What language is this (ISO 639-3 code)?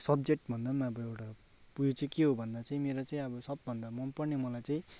nep